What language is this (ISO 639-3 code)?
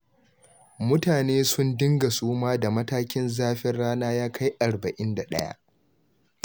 hau